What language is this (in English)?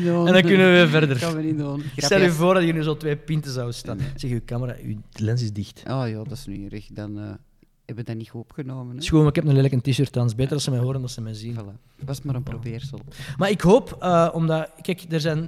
Dutch